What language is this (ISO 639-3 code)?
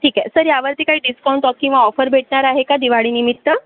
mar